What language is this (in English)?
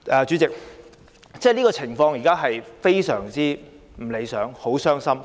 Cantonese